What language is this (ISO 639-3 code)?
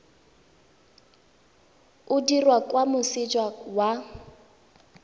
tsn